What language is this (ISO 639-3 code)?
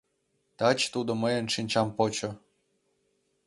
chm